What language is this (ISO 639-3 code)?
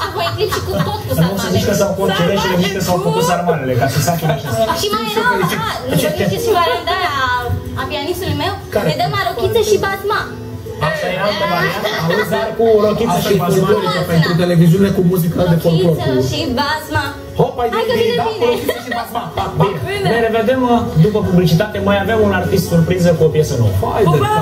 ron